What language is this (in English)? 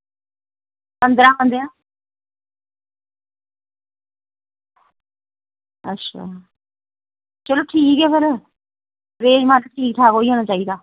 Dogri